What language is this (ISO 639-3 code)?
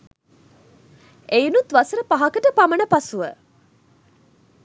sin